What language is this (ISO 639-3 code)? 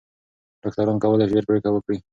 pus